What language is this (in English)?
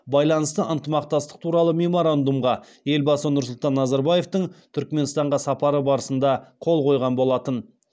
Kazakh